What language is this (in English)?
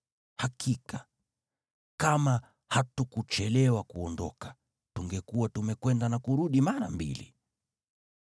Swahili